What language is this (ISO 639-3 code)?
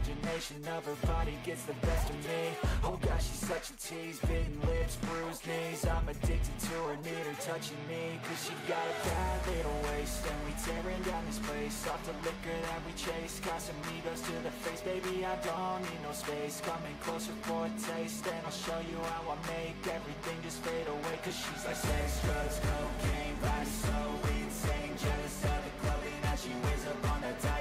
eng